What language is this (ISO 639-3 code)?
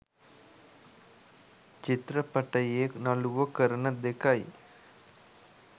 sin